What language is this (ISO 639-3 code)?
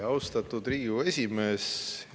est